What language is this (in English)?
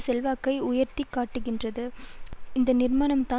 Tamil